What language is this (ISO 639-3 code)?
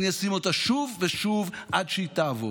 heb